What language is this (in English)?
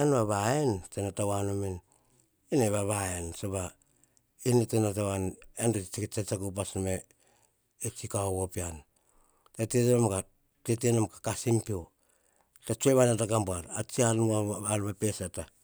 Hahon